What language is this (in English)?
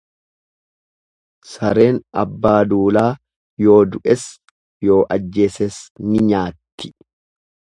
Oromo